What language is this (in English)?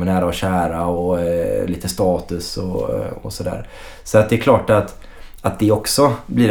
Swedish